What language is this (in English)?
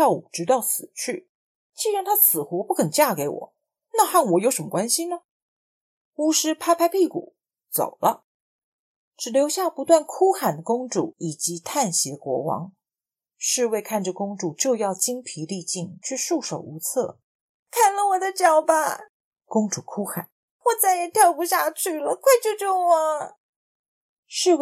Chinese